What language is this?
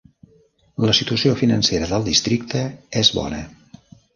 Catalan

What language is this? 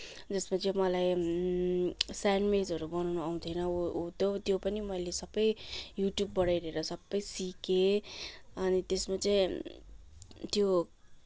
Nepali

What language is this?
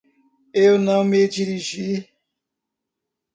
Portuguese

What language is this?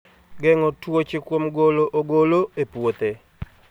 Luo (Kenya and Tanzania)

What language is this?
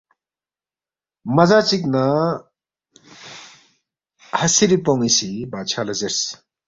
Balti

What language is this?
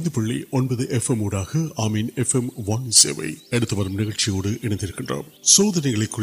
Urdu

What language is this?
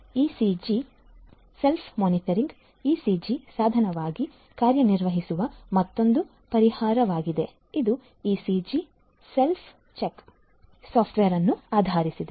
Kannada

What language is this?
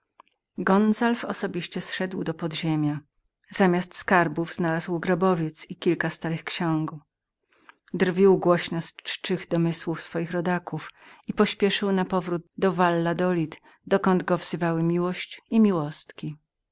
Polish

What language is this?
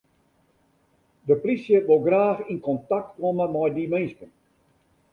Western Frisian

